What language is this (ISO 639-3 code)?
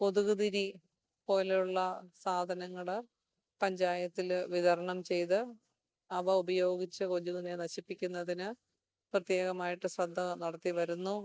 mal